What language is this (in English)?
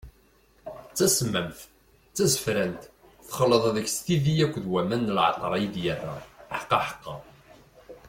Kabyle